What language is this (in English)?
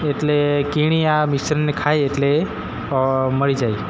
Gujarati